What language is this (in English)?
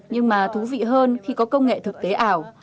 Vietnamese